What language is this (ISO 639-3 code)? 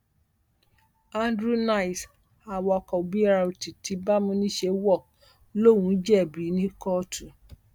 yor